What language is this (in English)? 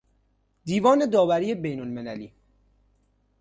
Persian